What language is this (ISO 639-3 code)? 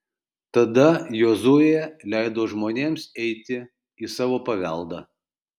lit